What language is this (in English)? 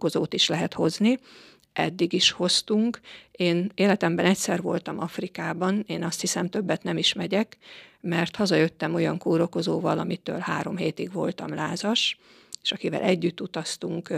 Hungarian